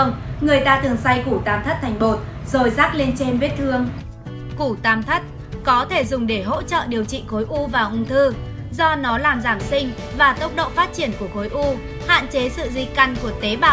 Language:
Vietnamese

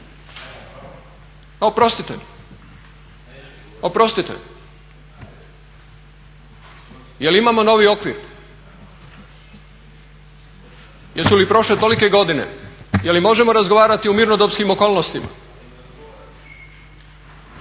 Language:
Croatian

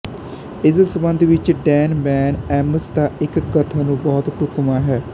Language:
Punjabi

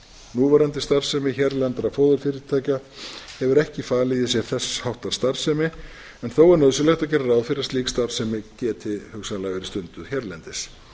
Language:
Icelandic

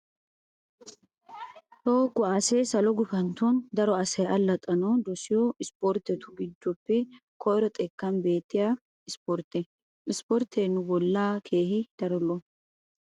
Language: Wolaytta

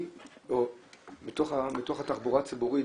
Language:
Hebrew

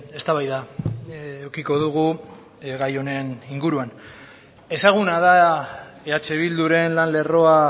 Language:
Basque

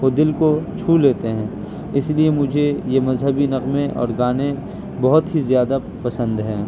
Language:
Urdu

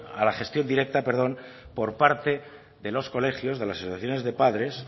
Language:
Spanish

